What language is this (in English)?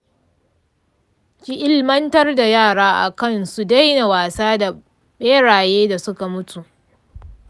Hausa